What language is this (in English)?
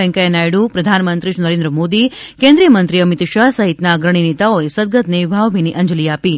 Gujarati